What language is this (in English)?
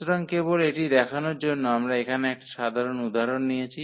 Bangla